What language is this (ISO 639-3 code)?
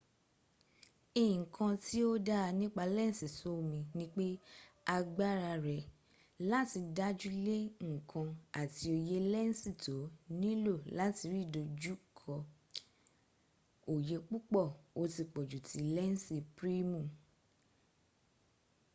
yor